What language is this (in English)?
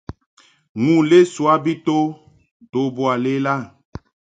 Mungaka